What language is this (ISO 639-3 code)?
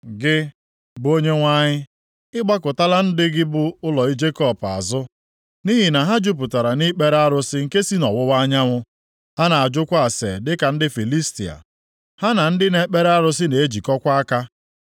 ibo